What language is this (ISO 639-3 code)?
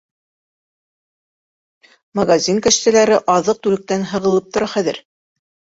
bak